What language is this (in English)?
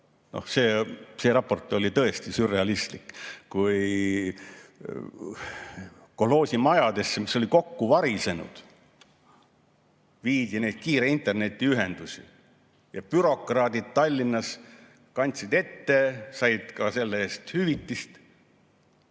Estonian